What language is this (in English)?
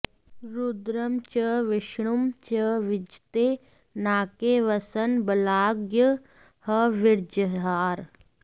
Sanskrit